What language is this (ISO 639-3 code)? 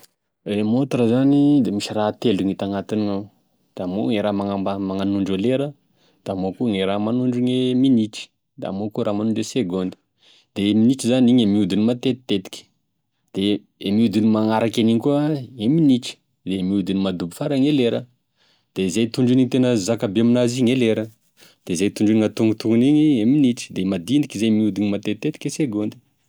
tkg